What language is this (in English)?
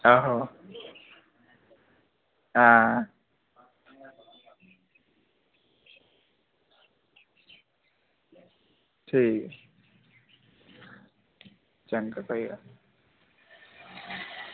Dogri